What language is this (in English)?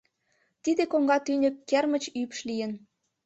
Mari